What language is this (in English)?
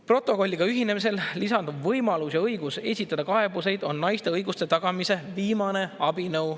Estonian